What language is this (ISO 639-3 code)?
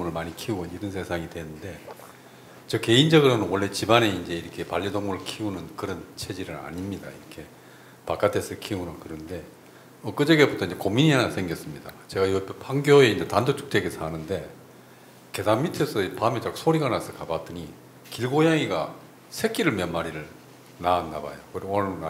kor